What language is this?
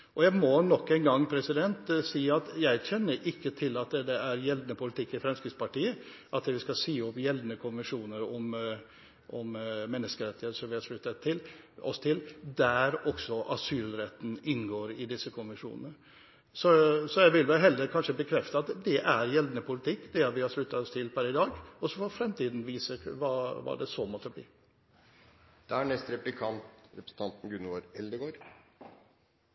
Norwegian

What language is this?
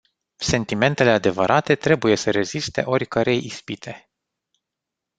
Romanian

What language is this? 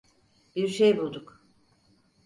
Turkish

